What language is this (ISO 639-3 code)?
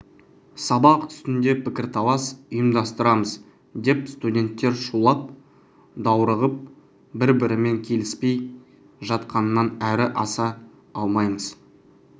kaz